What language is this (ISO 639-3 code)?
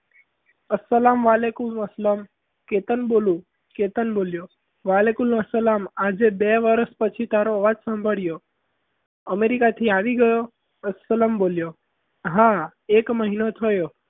guj